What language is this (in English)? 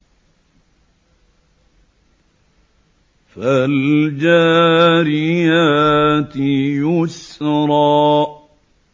Arabic